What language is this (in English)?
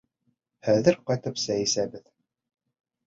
Bashkir